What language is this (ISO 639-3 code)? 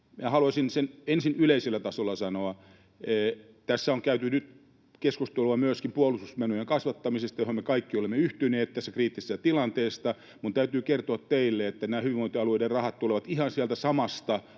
fin